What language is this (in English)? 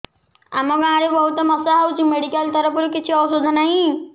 Odia